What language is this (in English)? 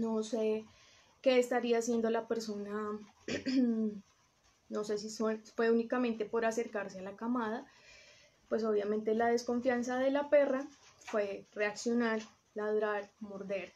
Spanish